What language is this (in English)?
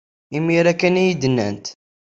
Kabyle